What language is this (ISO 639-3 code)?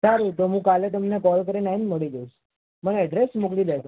guj